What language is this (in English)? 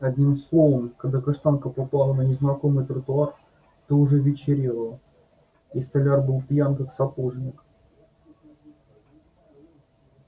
Russian